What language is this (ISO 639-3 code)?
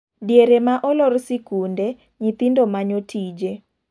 luo